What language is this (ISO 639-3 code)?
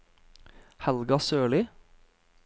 nor